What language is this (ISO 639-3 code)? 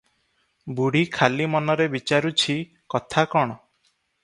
ori